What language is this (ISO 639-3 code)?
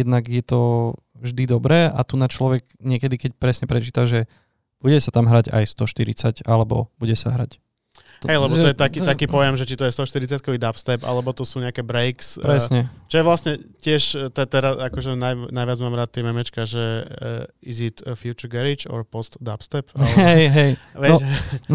slk